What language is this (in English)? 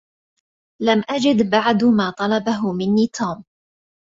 Arabic